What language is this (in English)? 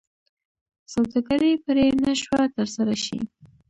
Pashto